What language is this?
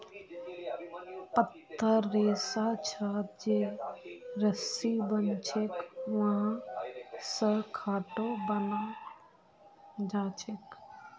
Magahi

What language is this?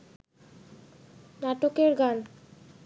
Bangla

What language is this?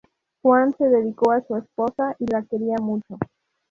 Spanish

